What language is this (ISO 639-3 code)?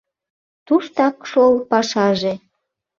chm